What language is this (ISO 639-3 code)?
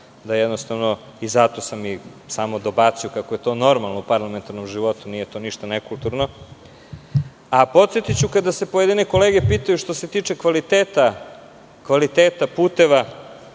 srp